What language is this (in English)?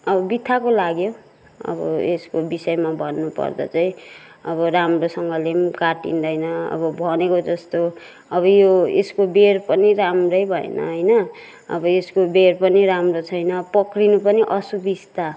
Nepali